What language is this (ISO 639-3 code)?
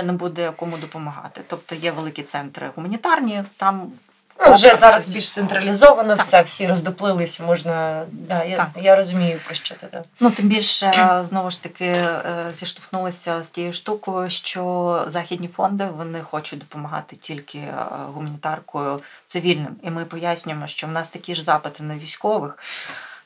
ukr